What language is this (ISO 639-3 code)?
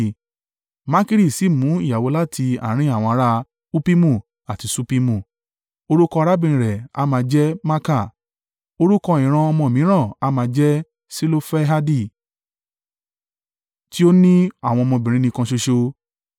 yor